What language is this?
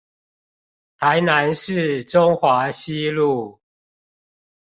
Chinese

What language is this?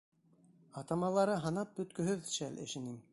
Bashkir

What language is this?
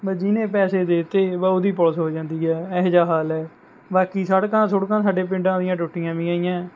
Punjabi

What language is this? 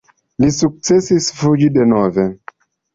Esperanto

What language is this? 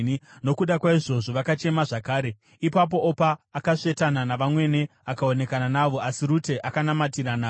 Shona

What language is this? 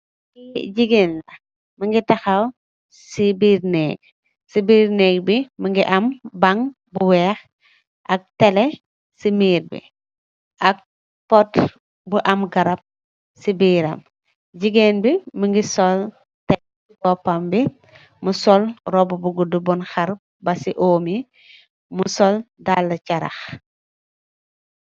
Wolof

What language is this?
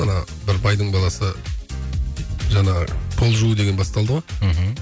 Kazakh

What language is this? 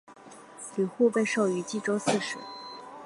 Chinese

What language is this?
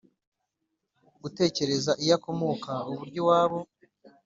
Kinyarwanda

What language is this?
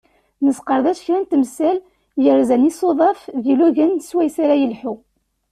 Kabyle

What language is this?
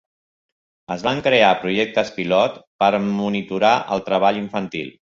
Catalan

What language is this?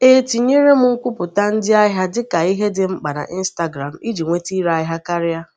Igbo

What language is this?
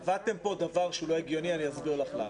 Hebrew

